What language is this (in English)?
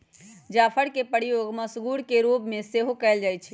Magahi